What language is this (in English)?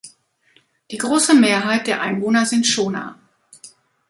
German